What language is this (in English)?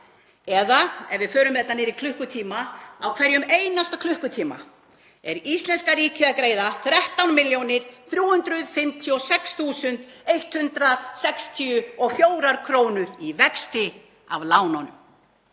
Icelandic